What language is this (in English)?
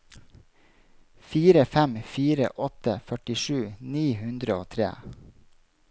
Norwegian